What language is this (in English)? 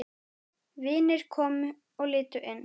Icelandic